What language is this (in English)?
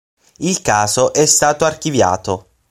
Italian